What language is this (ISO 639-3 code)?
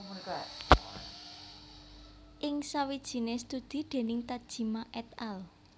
jav